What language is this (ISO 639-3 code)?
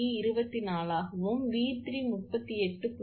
tam